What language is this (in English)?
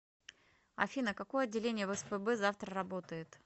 Russian